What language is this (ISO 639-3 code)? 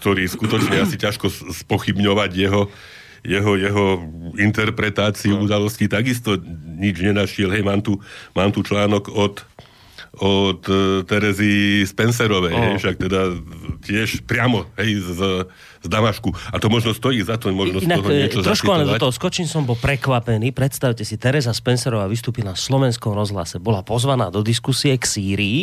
slk